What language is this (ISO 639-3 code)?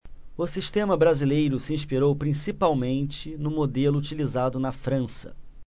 por